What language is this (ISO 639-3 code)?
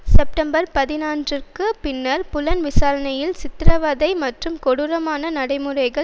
tam